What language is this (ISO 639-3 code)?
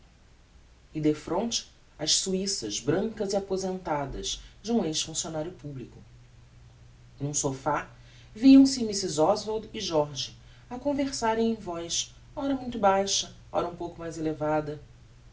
por